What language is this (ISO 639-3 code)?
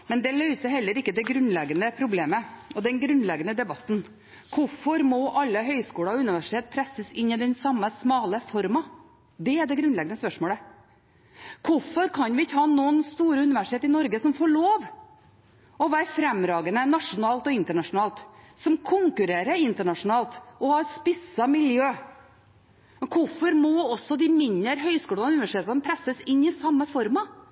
nob